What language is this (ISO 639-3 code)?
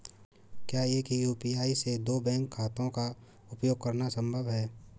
hin